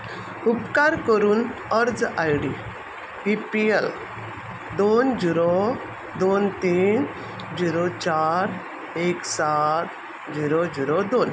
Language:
Konkani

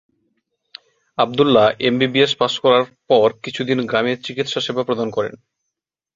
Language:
Bangla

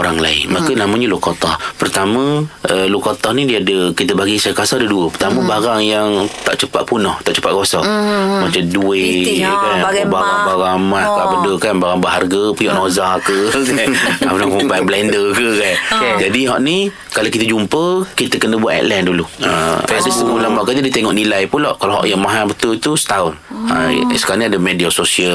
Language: Malay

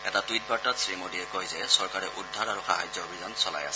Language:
Assamese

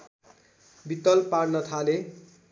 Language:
Nepali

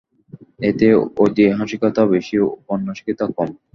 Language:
Bangla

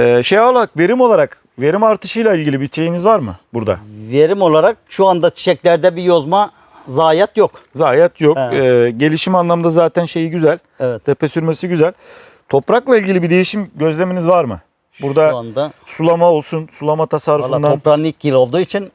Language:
Turkish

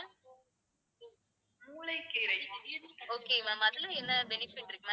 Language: Tamil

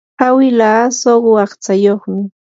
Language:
Yanahuanca Pasco Quechua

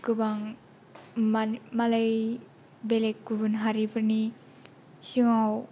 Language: Bodo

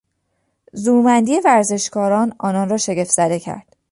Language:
Persian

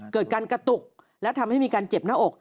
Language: Thai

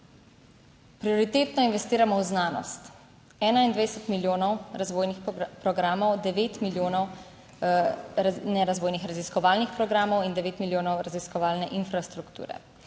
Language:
Slovenian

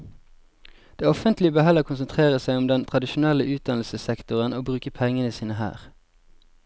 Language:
Norwegian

